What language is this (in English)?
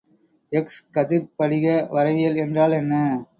Tamil